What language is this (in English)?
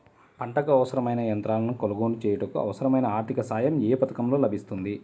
Telugu